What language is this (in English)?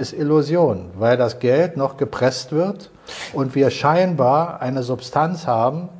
German